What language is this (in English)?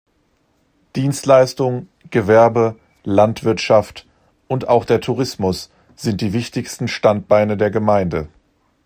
German